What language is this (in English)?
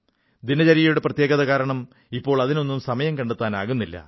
Malayalam